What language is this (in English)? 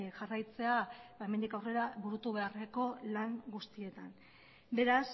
Basque